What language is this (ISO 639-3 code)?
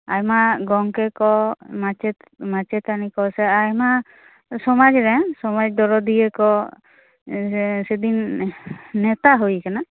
sat